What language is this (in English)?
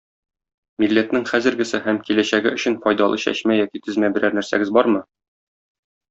Tatar